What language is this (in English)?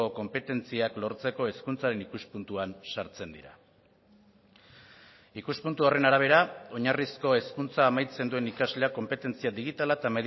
Basque